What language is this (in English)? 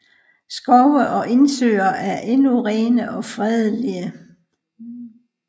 Danish